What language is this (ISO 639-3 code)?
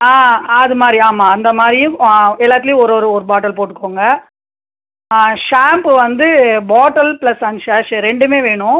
tam